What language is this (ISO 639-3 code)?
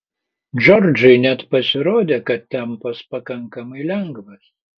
lit